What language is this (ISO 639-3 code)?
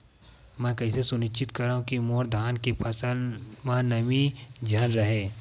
hne